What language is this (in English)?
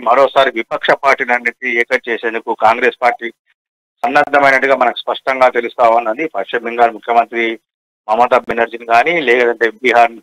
Telugu